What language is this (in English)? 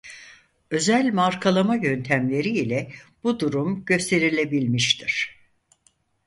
Turkish